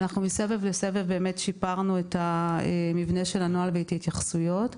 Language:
Hebrew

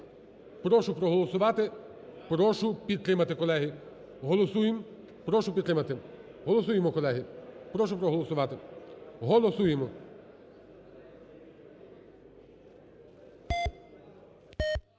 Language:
Ukrainian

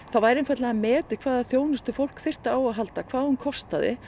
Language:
Icelandic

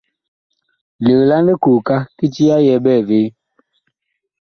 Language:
Bakoko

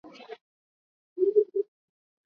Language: Swahili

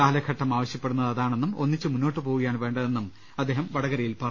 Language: Malayalam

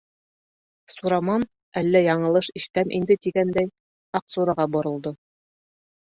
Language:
Bashkir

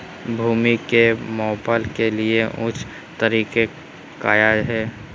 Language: Magahi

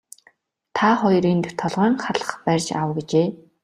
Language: Mongolian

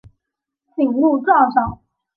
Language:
Chinese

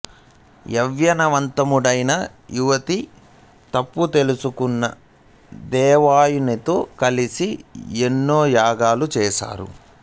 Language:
Telugu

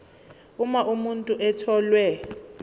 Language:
Zulu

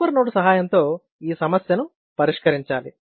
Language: Telugu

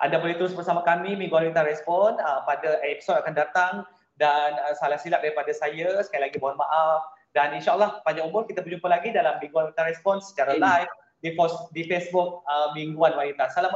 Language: Malay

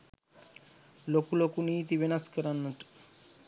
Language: Sinhala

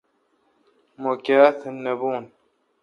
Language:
Kalkoti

